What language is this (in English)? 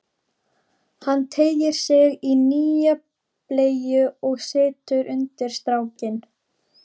Icelandic